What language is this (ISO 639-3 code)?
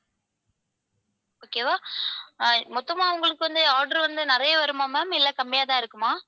tam